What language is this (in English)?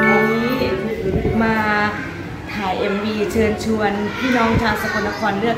Thai